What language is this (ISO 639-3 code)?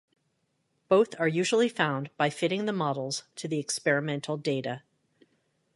eng